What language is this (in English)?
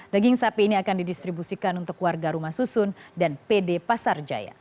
Indonesian